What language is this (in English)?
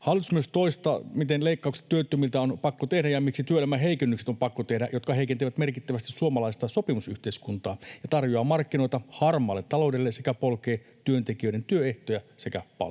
Finnish